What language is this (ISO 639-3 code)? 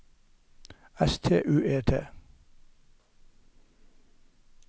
nor